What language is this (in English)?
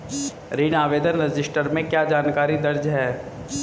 Hindi